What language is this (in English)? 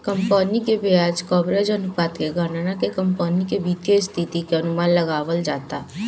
Bhojpuri